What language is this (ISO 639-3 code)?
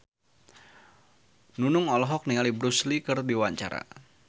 sun